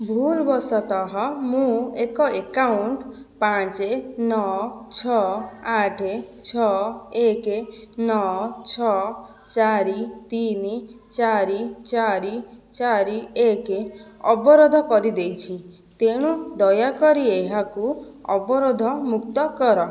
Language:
Odia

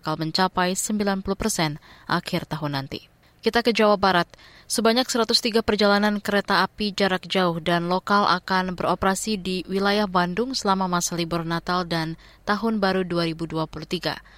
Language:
Indonesian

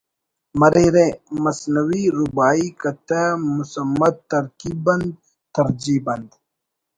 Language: Brahui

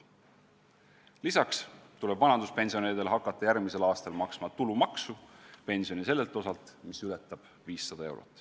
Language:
Estonian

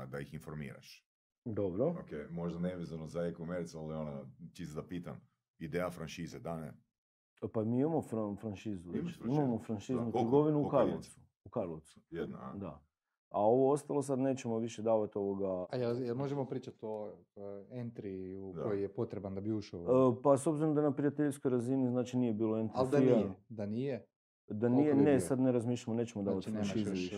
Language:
Croatian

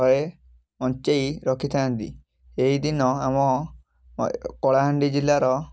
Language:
Odia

